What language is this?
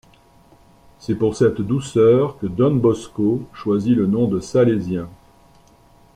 French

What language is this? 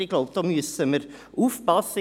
Swiss German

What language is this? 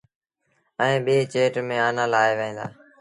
Sindhi Bhil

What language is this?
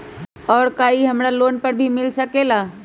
Magahi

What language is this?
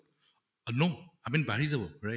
Assamese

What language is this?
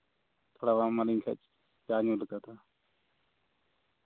Santali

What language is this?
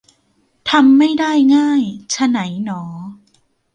Thai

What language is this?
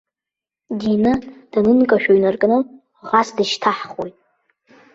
Abkhazian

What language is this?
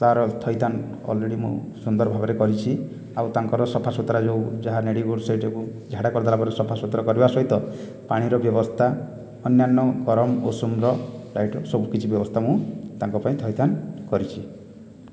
Odia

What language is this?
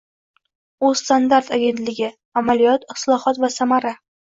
Uzbek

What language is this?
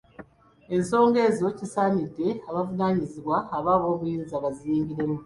Ganda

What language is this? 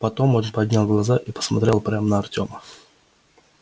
Russian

